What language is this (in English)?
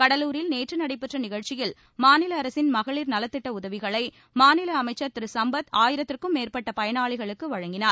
Tamil